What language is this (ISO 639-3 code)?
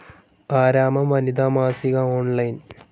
mal